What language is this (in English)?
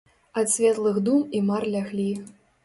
Belarusian